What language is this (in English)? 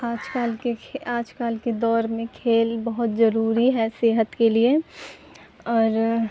Urdu